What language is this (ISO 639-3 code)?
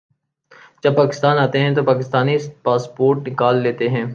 urd